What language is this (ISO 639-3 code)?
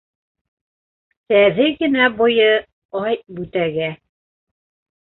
bak